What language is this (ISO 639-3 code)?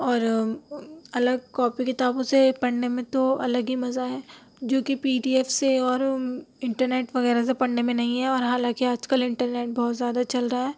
urd